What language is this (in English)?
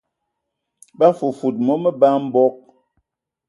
Ewondo